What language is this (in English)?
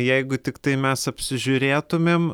Lithuanian